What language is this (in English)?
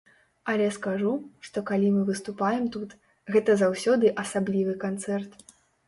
Belarusian